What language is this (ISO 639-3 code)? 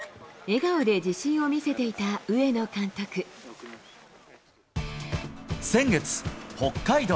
jpn